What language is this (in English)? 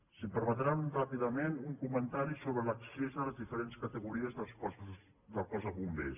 Catalan